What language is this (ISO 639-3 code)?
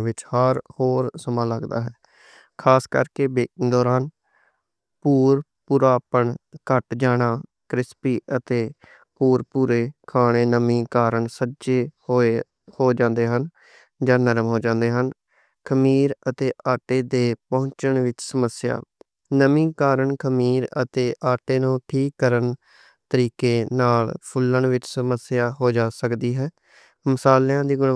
lah